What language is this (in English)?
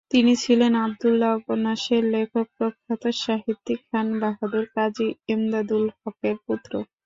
Bangla